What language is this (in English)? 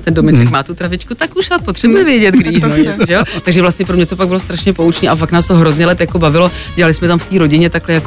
Czech